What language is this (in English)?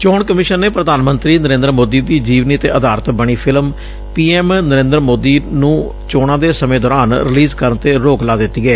Punjabi